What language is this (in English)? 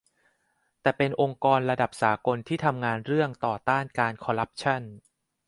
Thai